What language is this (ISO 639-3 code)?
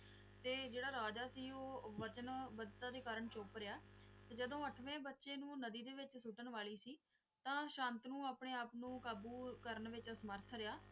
pan